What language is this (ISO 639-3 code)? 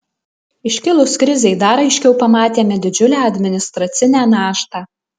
lit